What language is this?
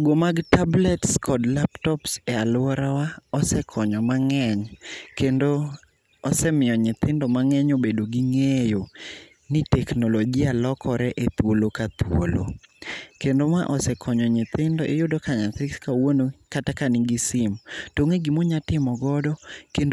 Luo (Kenya and Tanzania)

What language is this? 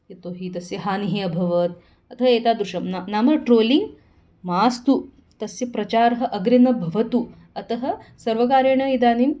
Sanskrit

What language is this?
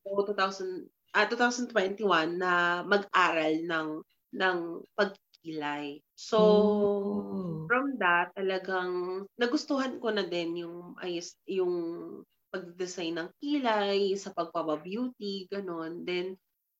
Filipino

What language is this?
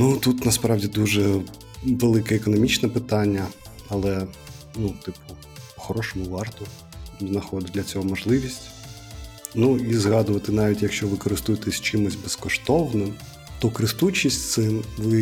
Ukrainian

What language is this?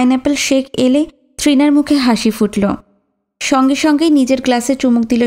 Bangla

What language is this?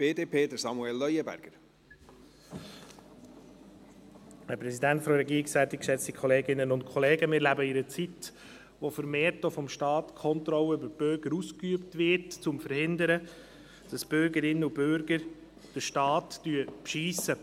Swiss German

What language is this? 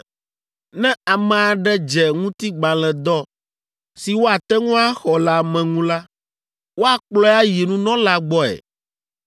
Ewe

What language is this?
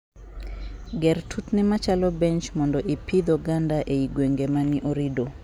Luo (Kenya and Tanzania)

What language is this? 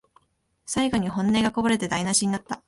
Japanese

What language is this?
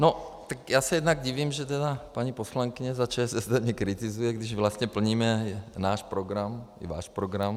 Czech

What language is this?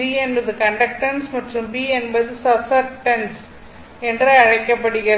Tamil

